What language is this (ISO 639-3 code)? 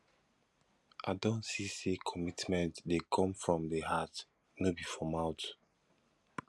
pcm